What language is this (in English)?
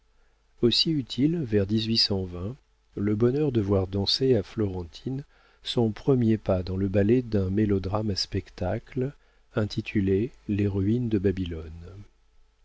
French